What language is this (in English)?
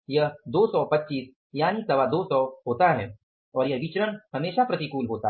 Hindi